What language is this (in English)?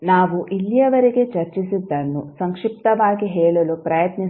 Kannada